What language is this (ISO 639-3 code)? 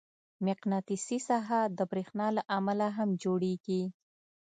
pus